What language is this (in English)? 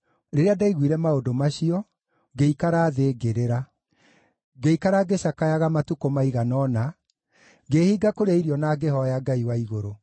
Kikuyu